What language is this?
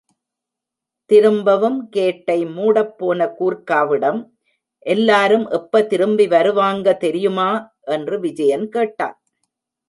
Tamil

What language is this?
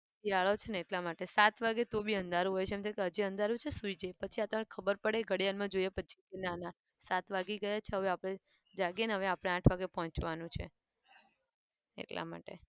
Gujarati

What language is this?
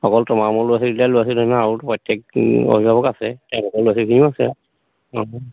Assamese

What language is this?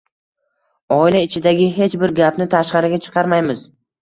Uzbek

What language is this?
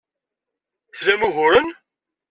Kabyle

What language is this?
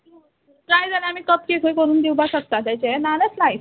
Konkani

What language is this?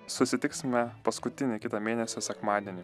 Lithuanian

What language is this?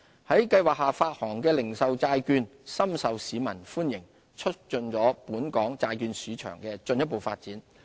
Cantonese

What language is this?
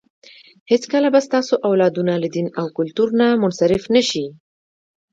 Pashto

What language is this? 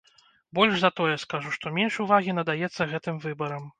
Belarusian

